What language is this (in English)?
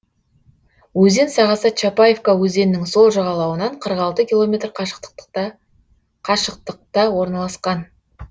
Kazakh